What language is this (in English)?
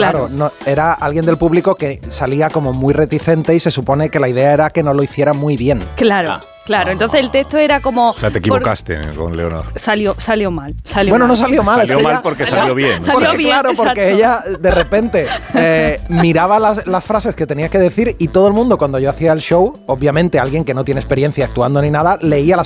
Spanish